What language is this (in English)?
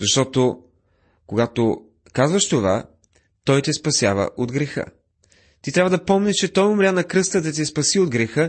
Bulgarian